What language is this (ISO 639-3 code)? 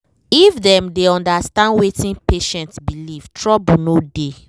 pcm